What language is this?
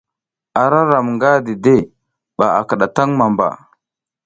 South Giziga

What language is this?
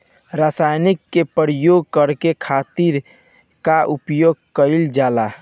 Bhojpuri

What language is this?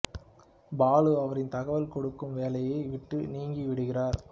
Tamil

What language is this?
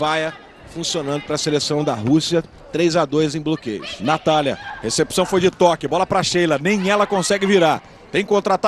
Portuguese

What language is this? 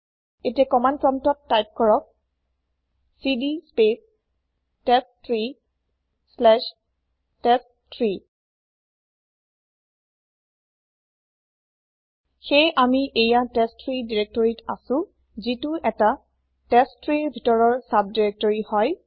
Assamese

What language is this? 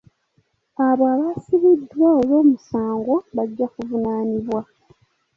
Ganda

